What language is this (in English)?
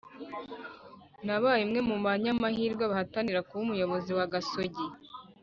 Kinyarwanda